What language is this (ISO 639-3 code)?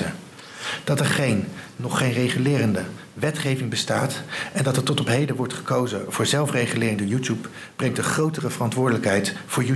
nld